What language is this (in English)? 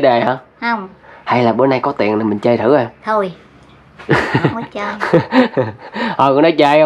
Vietnamese